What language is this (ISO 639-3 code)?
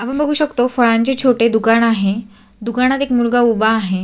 mar